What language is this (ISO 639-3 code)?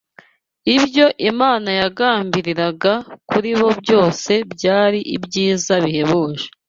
kin